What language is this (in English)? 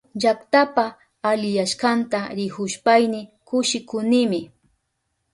Southern Pastaza Quechua